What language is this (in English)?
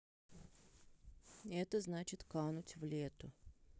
Russian